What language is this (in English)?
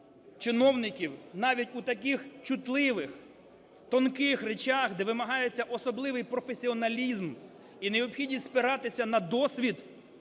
Ukrainian